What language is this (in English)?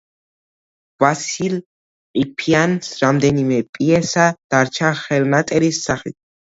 Georgian